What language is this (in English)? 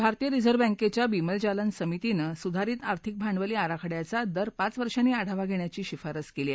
Marathi